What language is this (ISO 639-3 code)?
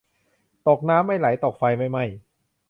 tha